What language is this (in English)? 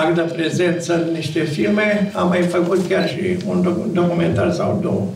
Romanian